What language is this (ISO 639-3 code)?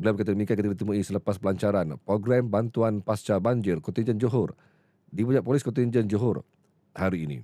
msa